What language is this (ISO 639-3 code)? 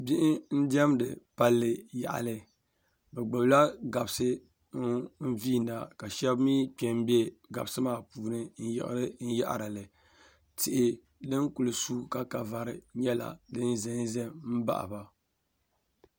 dag